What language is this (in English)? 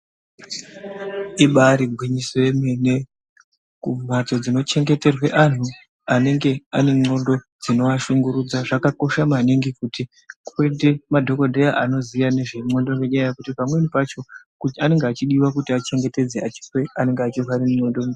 Ndau